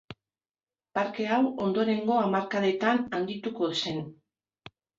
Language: Basque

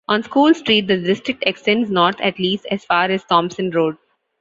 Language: English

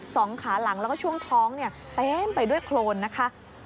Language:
Thai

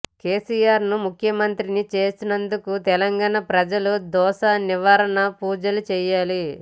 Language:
Telugu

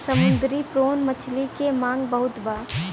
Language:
Bhojpuri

